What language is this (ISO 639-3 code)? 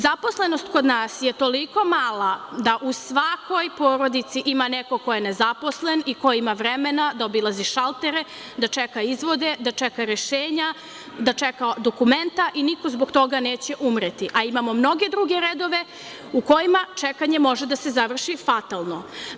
srp